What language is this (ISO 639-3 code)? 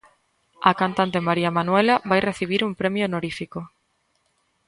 glg